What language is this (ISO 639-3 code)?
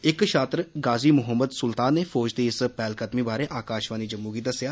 doi